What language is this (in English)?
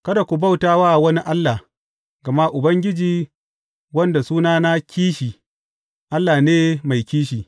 Hausa